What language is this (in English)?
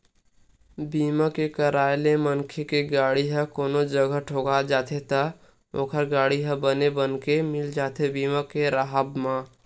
Chhattisgarhi